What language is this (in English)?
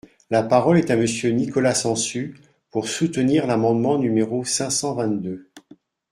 French